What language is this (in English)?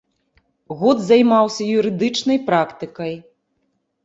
Belarusian